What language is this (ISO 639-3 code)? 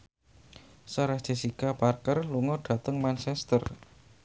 jav